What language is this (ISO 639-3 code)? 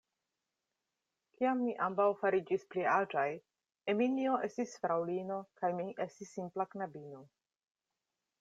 epo